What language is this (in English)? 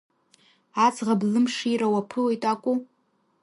Abkhazian